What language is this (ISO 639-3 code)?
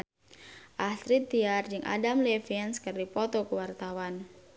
sun